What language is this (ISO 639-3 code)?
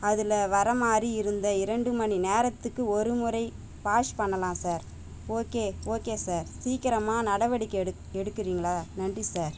tam